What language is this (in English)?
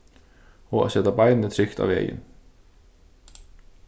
Faroese